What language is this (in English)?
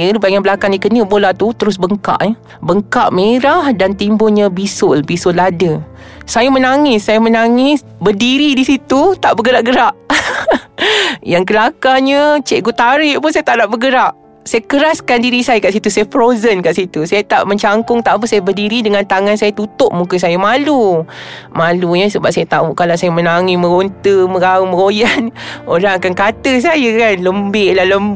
Malay